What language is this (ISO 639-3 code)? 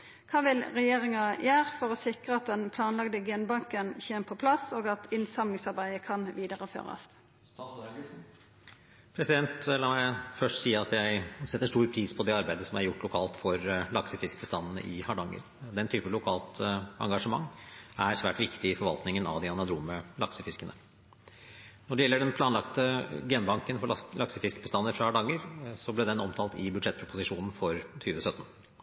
nor